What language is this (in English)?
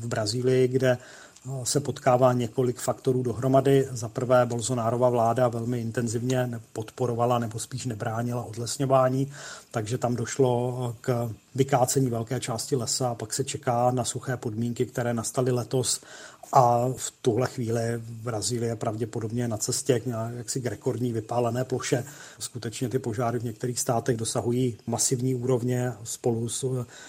Czech